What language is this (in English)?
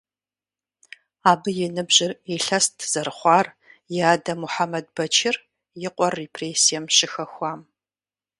Kabardian